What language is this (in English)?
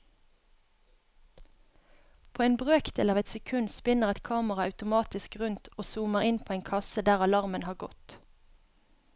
Norwegian